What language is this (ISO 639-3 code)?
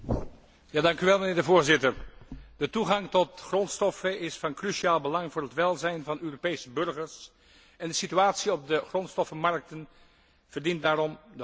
nld